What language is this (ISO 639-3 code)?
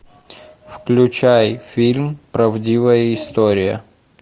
rus